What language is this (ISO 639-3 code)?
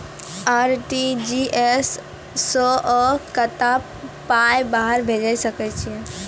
mai